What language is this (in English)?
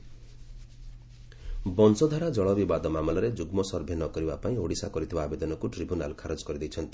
Odia